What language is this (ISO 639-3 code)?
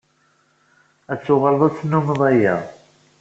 kab